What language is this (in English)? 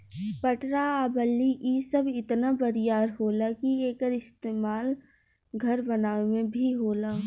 Bhojpuri